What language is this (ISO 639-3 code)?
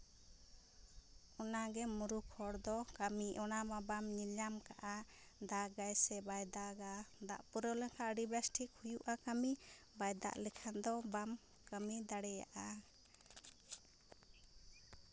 sat